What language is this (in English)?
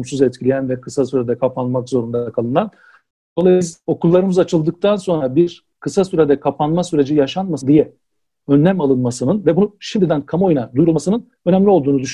Turkish